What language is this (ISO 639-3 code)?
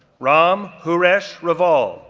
eng